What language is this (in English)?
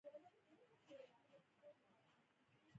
Pashto